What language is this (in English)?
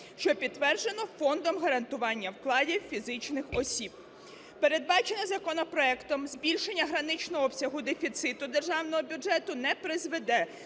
Ukrainian